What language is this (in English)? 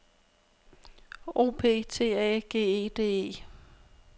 Danish